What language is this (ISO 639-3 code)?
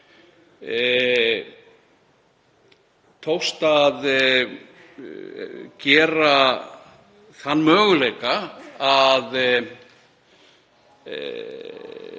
isl